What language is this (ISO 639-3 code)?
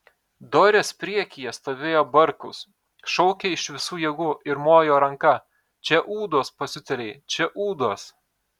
lit